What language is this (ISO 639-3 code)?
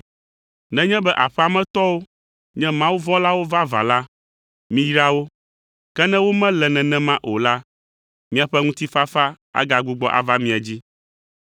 ewe